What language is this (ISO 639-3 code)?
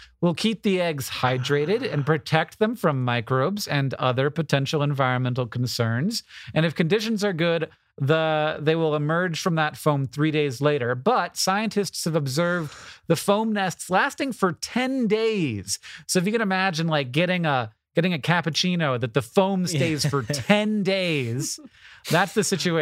eng